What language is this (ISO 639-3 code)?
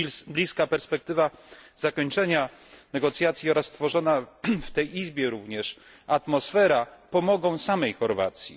pol